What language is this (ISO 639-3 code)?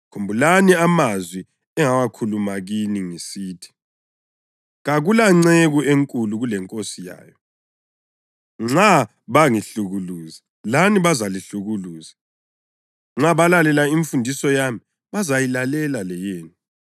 nde